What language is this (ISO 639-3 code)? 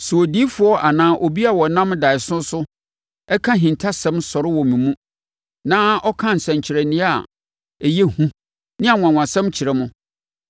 aka